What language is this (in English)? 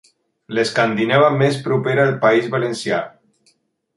Catalan